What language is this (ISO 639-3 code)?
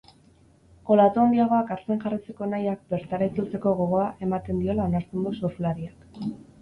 eus